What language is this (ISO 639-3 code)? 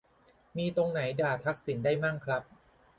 tha